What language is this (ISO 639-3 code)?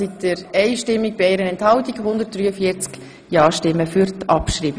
gsw